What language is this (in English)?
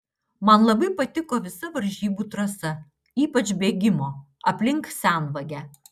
Lithuanian